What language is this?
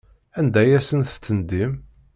Kabyle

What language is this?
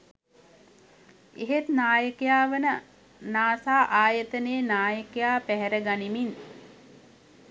Sinhala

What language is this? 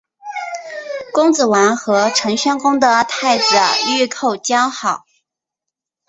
Chinese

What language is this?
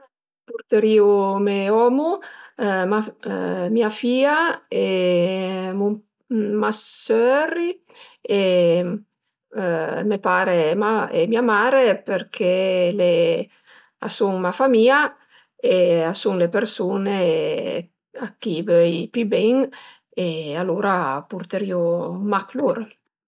Piedmontese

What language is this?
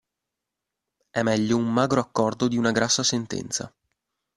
Italian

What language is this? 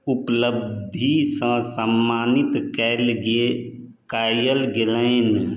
Maithili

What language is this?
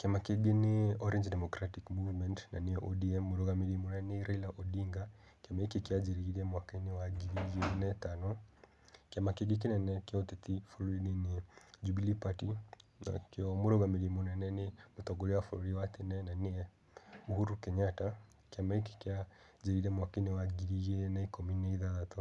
Kikuyu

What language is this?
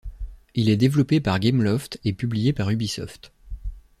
French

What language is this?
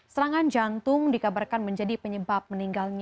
Indonesian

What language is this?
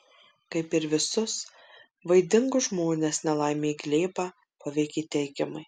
Lithuanian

